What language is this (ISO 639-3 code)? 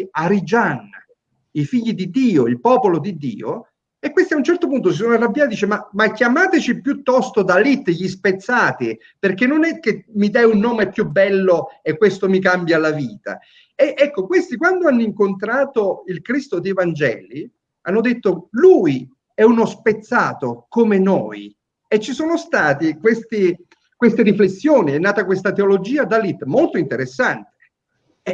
ita